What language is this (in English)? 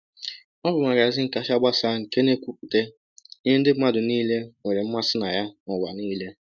Igbo